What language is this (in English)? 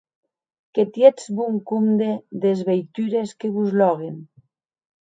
Occitan